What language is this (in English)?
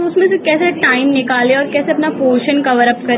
Hindi